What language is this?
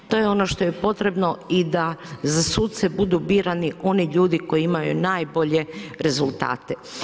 Croatian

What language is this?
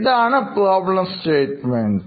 Malayalam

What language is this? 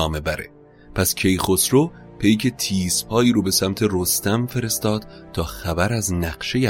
Persian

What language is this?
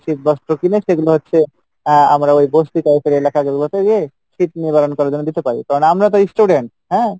Bangla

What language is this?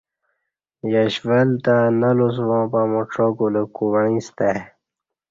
Kati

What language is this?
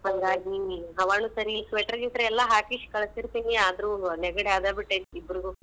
Kannada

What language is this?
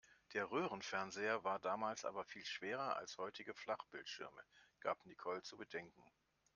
German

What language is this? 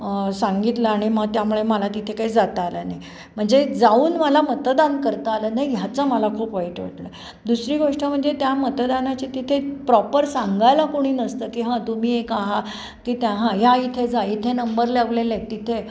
Marathi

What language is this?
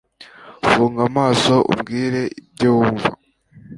Kinyarwanda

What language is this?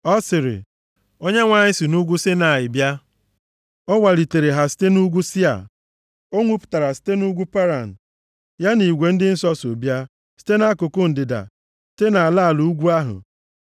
Igbo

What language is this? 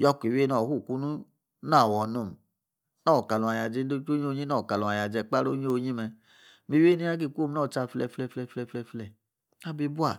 Yace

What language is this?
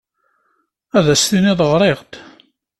Kabyle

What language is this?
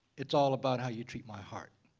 English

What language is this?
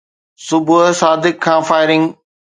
Sindhi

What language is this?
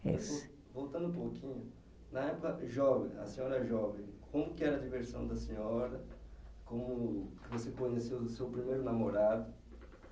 Portuguese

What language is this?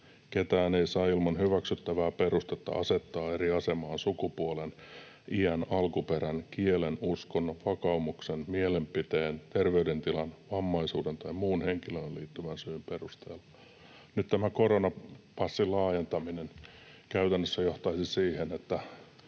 Finnish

